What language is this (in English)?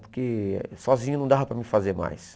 Portuguese